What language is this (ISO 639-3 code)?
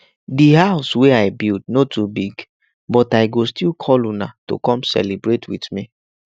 pcm